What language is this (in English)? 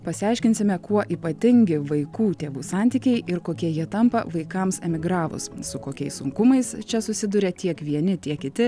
Lithuanian